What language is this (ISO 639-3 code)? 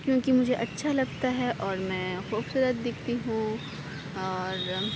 urd